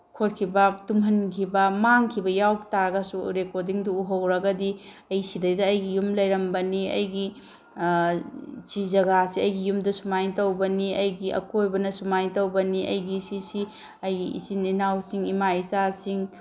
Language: Manipuri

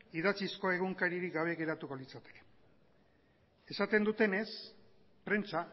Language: Basque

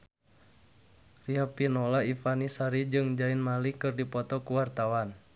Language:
Sundanese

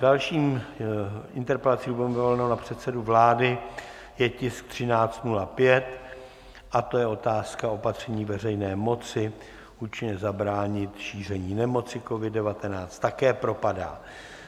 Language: Czech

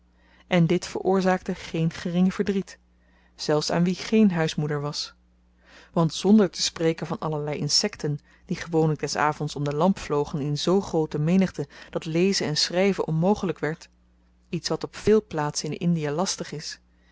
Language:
Dutch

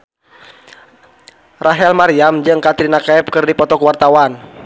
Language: Sundanese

